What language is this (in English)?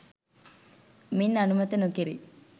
Sinhala